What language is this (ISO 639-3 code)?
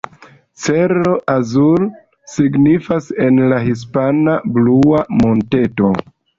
epo